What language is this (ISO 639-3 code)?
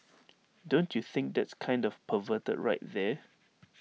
eng